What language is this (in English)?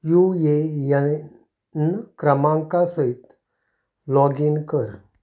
Konkani